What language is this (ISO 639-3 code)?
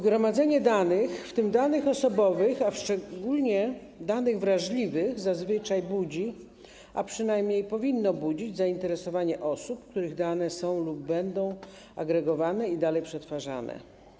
pol